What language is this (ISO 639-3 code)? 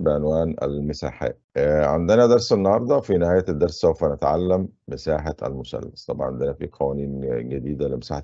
ara